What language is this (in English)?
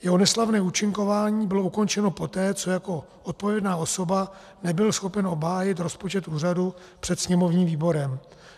Czech